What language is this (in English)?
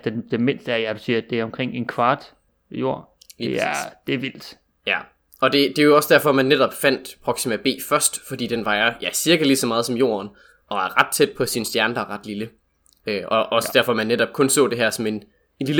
Danish